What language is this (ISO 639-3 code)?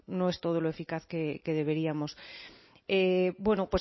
spa